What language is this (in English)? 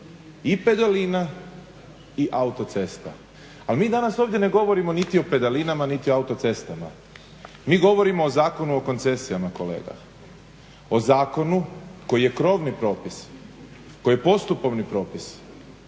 Croatian